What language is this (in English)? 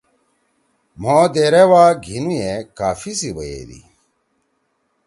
Torwali